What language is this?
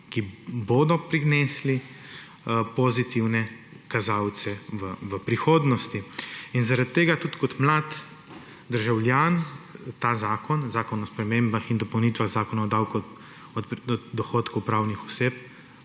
Slovenian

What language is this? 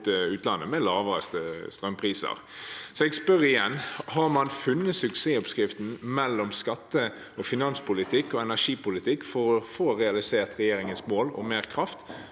Norwegian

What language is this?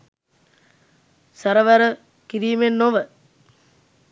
Sinhala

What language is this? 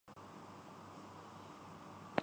Urdu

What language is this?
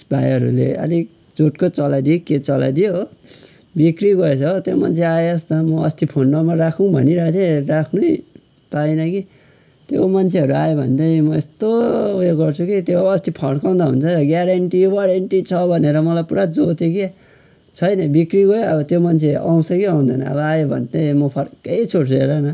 Nepali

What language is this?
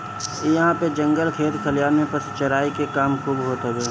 Bhojpuri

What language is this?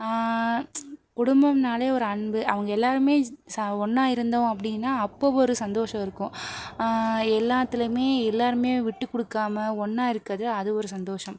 Tamil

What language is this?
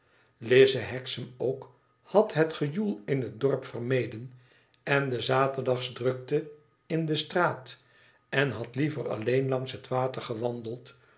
Dutch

